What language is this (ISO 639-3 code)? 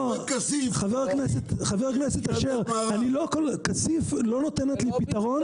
heb